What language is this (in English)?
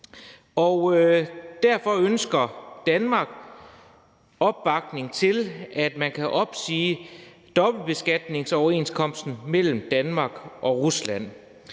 Danish